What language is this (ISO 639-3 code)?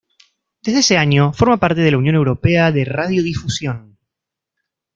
spa